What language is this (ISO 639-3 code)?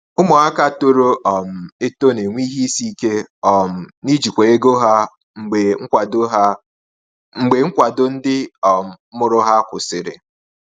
ibo